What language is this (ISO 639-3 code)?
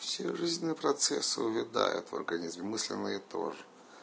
rus